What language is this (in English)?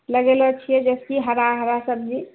Maithili